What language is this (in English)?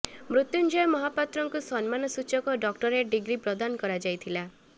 Odia